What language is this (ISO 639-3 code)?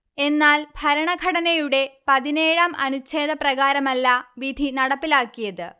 mal